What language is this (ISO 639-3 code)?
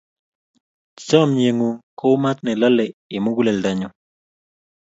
kln